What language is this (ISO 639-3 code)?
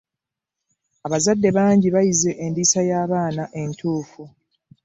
lug